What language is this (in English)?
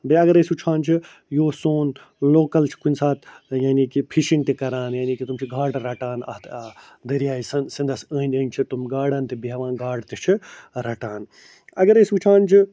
Kashmiri